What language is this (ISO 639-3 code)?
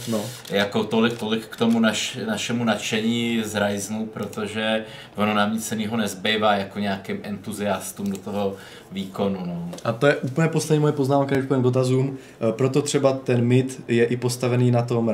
ces